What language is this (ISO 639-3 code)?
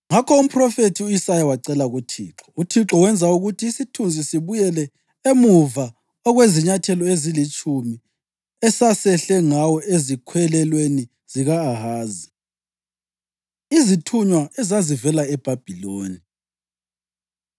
nde